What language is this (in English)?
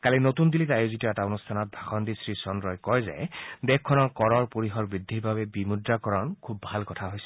Assamese